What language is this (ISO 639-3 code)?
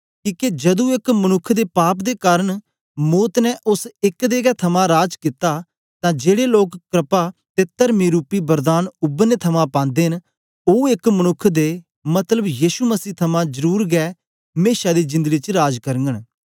doi